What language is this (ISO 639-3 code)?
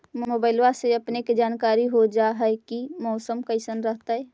mag